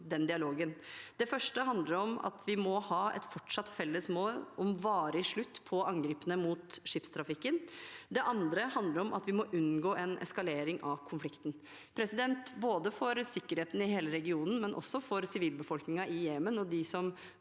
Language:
Norwegian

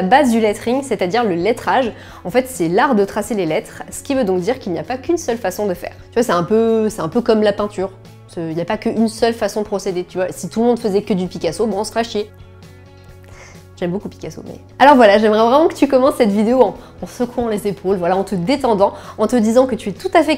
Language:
French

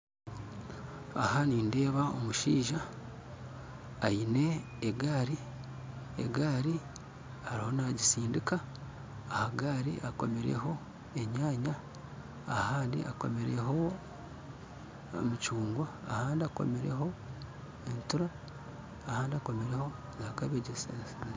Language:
Nyankole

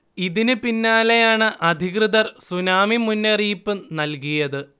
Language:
Malayalam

